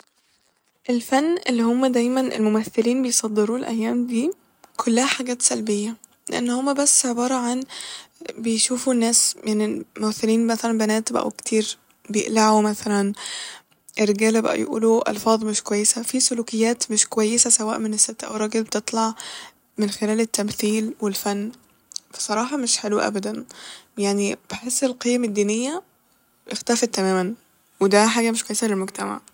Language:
Egyptian Arabic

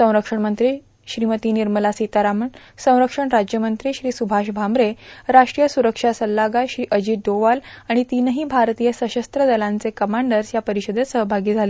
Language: Marathi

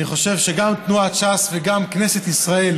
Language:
Hebrew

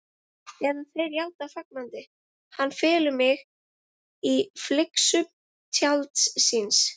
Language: Icelandic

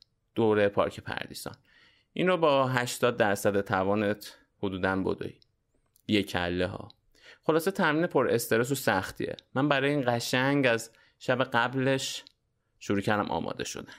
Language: Persian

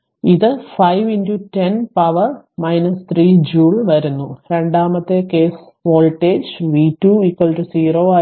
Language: Malayalam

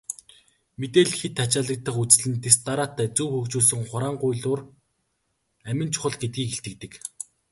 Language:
Mongolian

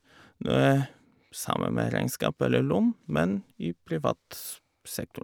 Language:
Norwegian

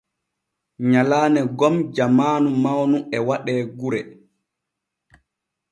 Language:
Borgu Fulfulde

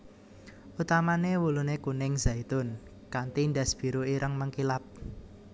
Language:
Javanese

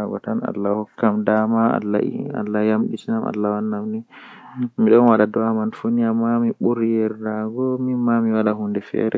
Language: Western Niger Fulfulde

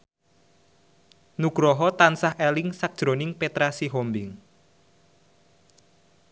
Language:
Javanese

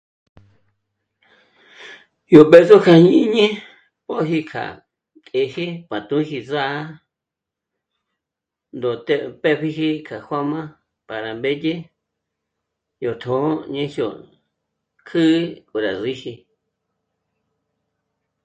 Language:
Michoacán Mazahua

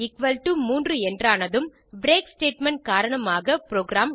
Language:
Tamil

